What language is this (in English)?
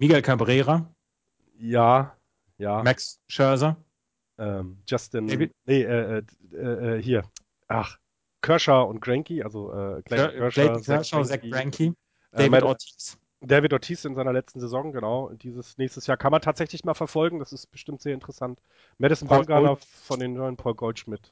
German